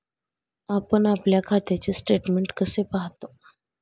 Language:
Marathi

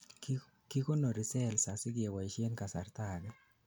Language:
Kalenjin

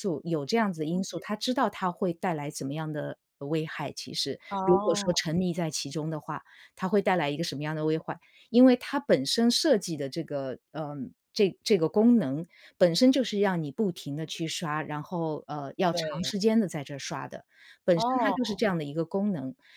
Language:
Chinese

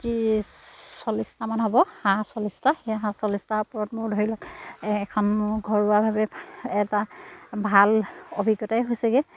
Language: Assamese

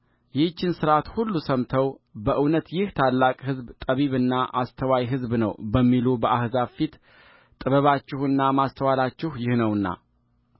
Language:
Amharic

